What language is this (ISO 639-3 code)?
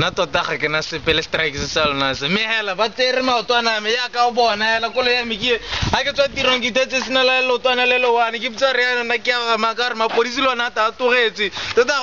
ell